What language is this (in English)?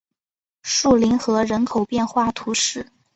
Chinese